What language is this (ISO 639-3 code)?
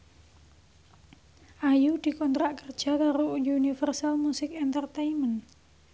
jav